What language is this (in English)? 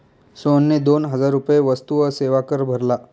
Marathi